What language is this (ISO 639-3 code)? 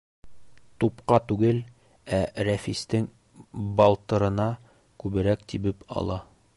bak